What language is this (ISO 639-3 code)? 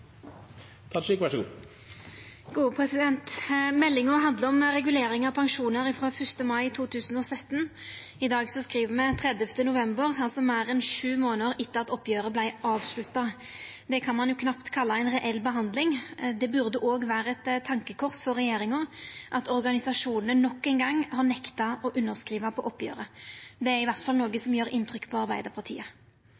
nno